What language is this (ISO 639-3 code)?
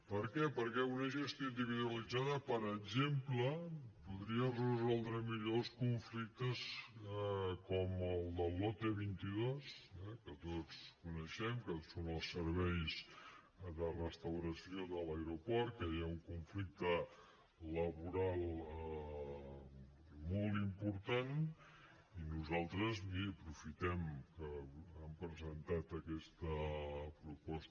cat